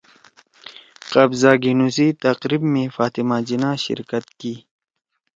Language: Torwali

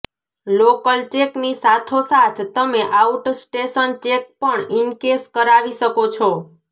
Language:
Gujarati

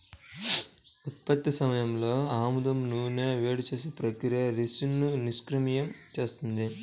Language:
Telugu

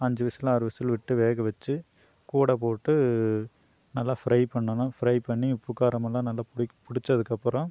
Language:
Tamil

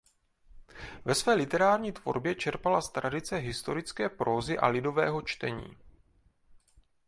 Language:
Czech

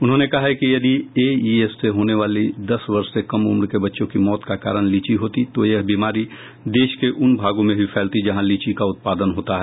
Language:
Hindi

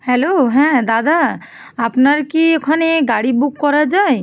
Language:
Bangla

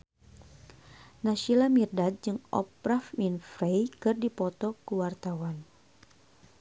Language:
Sundanese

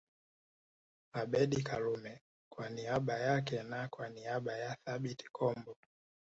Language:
Swahili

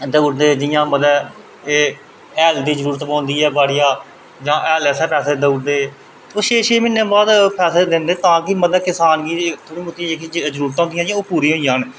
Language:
Dogri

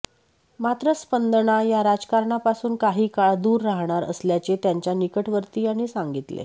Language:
Marathi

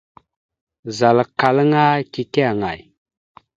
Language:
Mada (Cameroon)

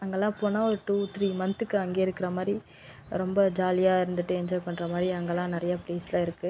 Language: Tamil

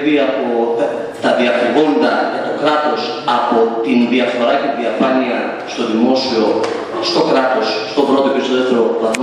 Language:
Greek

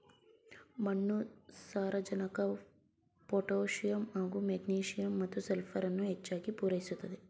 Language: Kannada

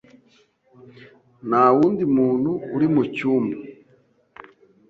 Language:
Kinyarwanda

